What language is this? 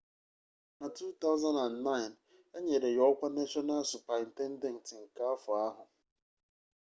Igbo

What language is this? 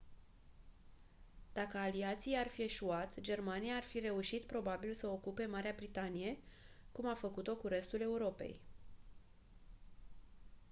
Romanian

